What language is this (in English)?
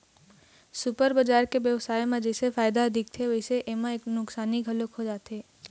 Chhattisgarhi